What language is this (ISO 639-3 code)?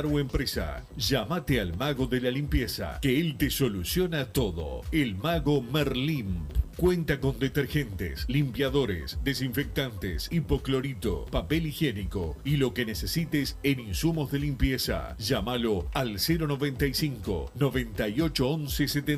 spa